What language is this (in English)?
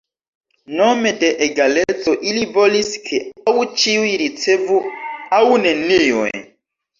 Esperanto